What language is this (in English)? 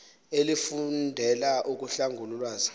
Xhosa